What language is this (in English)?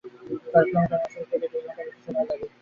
Bangla